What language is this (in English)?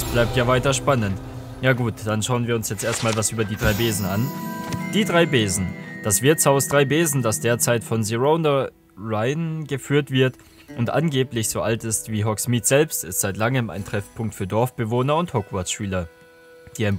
German